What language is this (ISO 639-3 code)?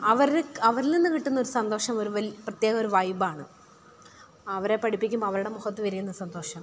mal